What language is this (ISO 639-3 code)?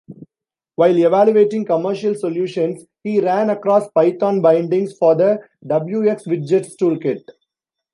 eng